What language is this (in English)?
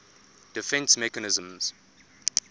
English